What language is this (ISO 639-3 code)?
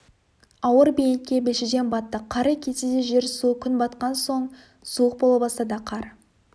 kaz